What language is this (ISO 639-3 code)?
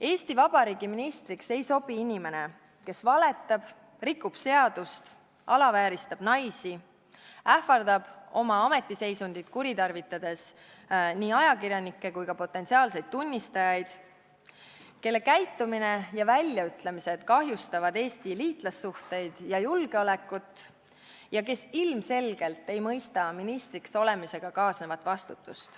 est